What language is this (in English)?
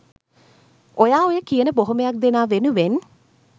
Sinhala